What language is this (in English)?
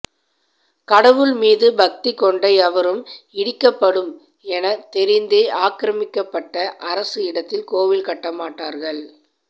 Tamil